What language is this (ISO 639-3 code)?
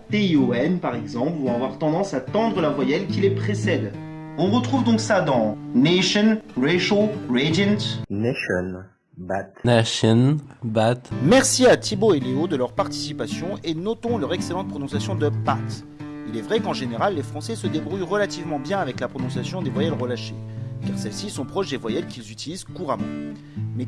fra